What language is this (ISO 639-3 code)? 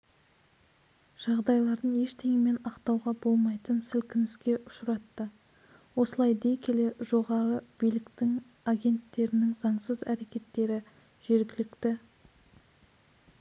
kaz